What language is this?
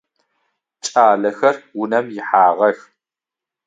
Adyghe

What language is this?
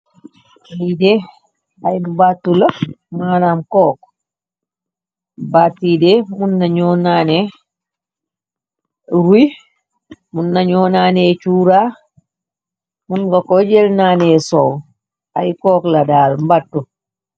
Wolof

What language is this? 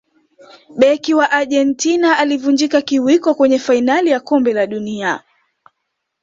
Swahili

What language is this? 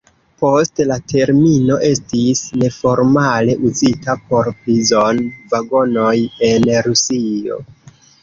Esperanto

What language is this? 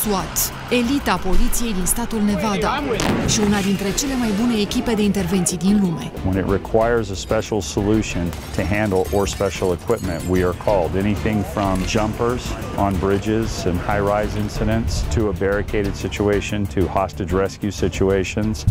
Romanian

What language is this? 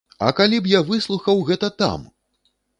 Belarusian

